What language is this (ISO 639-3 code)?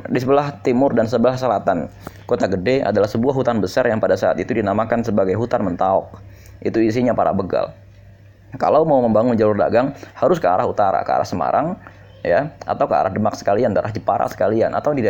ind